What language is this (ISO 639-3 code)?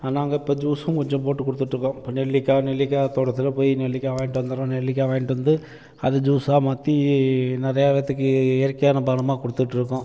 tam